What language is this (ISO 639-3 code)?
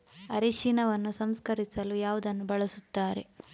kan